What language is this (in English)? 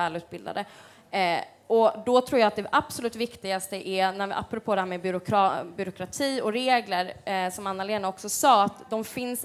Swedish